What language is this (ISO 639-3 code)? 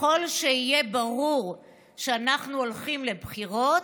heb